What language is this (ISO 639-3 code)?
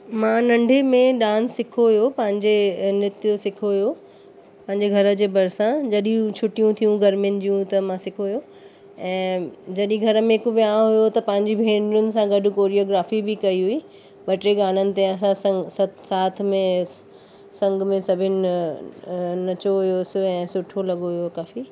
snd